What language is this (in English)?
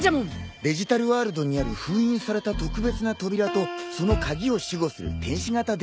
Japanese